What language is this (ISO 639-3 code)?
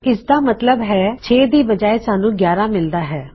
pan